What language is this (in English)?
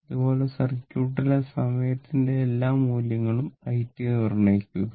Malayalam